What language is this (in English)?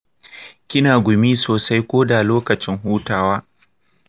Hausa